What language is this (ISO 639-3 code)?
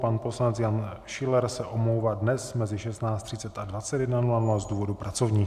ces